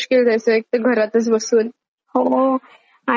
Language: Marathi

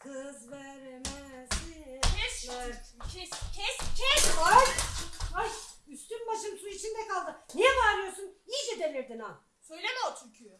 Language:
Turkish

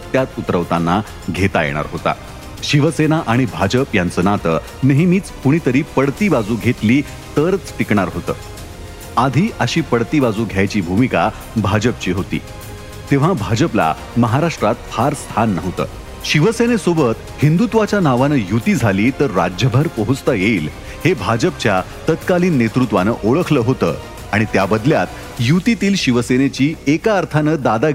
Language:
Marathi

